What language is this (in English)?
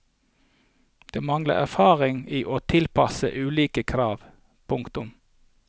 Norwegian